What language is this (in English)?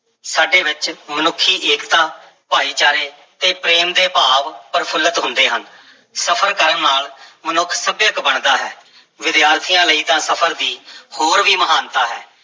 Punjabi